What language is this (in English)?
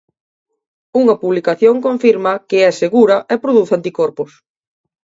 Galician